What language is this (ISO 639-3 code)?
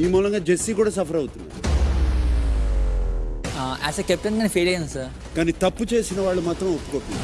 tel